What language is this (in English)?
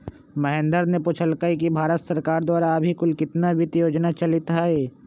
Magahi